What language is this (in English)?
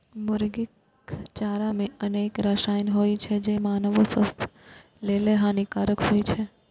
Maithili